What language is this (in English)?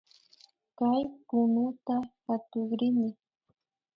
Imbabura Highland Quichua